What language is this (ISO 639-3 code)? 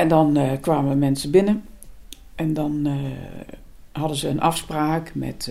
nld